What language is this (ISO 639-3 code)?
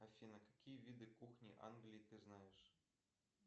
rus